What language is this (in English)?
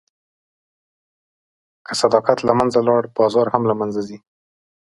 Pashto